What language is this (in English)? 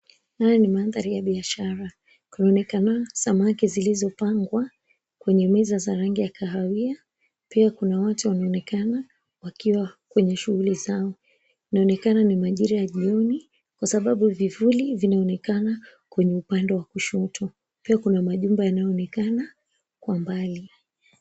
Swahili